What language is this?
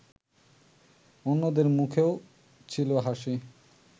Bangla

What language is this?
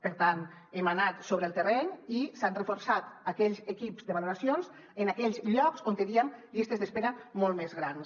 Catalan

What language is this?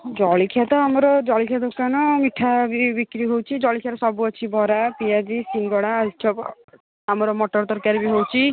Odia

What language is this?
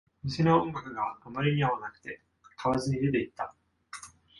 Japanese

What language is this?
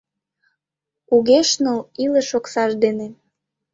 Mari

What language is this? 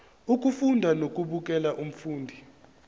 Zulu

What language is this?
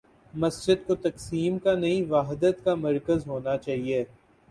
Urdu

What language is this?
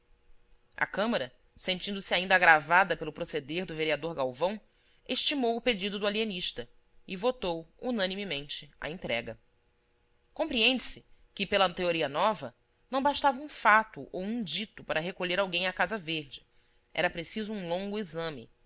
Portuguese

